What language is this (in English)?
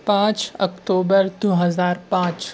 Urdu